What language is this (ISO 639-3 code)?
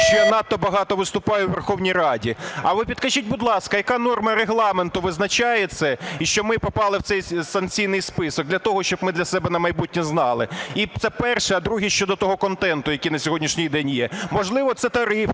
ukr